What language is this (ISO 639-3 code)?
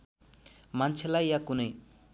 nep